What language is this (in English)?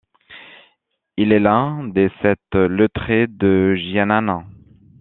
French